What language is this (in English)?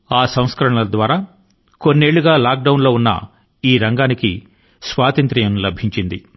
Telugu